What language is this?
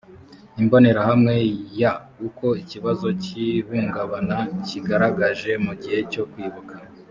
Kinyarwanda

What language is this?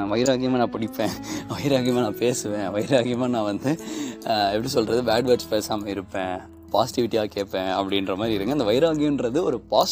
Tamil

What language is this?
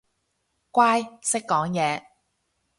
Cantonese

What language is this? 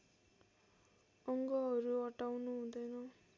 Nepali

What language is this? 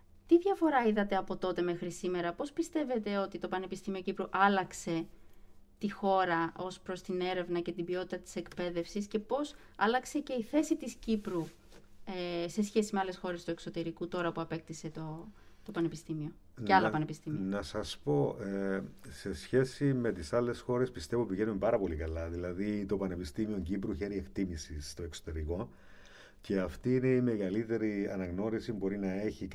Greek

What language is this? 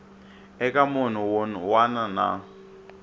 Tsonga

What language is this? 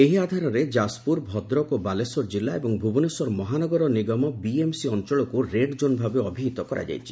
Odia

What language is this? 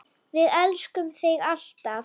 Icelandic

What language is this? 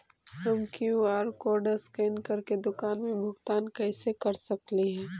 Magahi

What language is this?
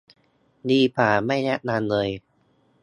Thai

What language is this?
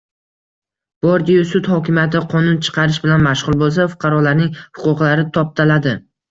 Uzbek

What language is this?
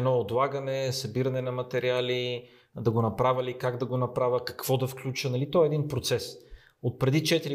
Bulgarian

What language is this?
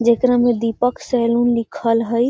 Magahi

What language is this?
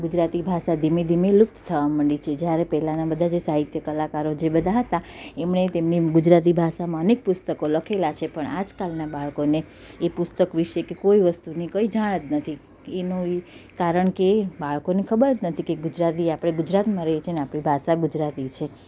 Gujarati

